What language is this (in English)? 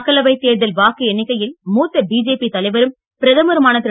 Tamil